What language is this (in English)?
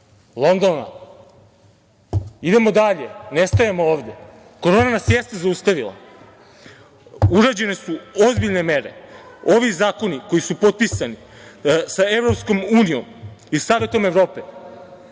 Serbian